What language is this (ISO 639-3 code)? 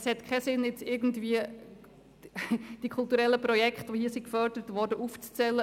gsw